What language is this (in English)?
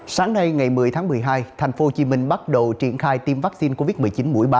Vietnamese